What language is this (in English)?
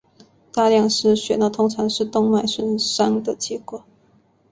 Chinese